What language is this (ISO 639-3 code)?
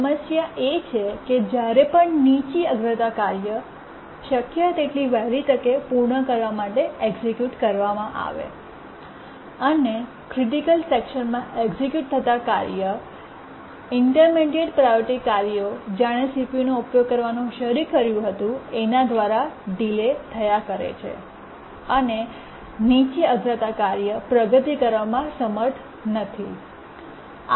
guj